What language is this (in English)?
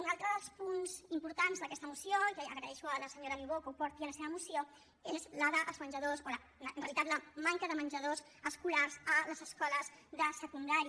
Catalan